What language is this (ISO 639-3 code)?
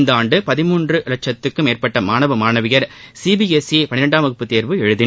tam